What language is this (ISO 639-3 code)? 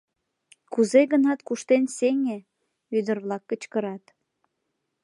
chm